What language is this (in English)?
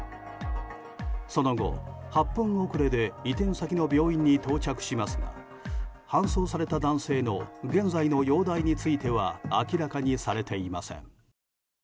Japanese